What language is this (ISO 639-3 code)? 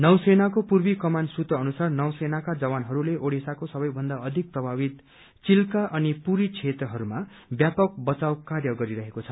nep